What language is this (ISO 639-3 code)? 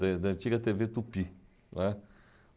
por